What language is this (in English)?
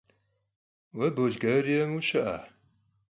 Kabardian